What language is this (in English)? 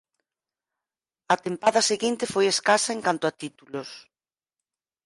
Galician